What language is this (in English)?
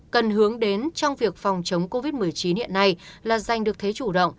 Vietnamese